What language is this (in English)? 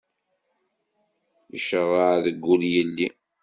Kabyle